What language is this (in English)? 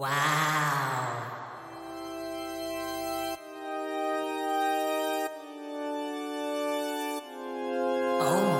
Korean